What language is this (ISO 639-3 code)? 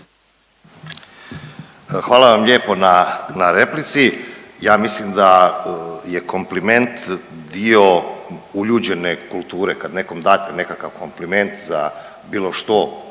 hrv